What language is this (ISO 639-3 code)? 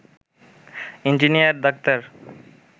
ben